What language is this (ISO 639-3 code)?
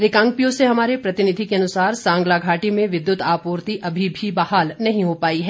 hin